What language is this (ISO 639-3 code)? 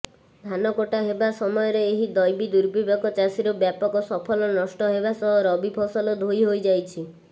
ori